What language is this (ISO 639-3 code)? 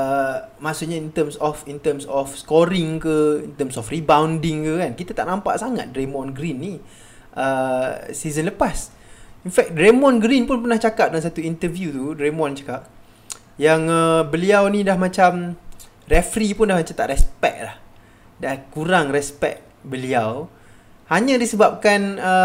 msa